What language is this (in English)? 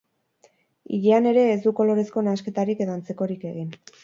Basque